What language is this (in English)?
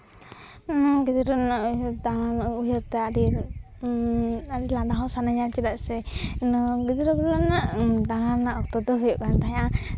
Santali